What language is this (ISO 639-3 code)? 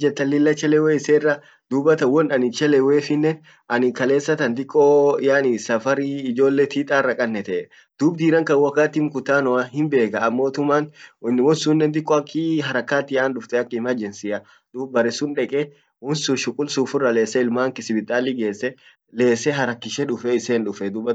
orc